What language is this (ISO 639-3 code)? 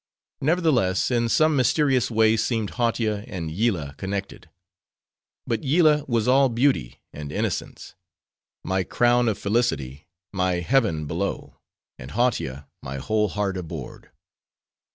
eng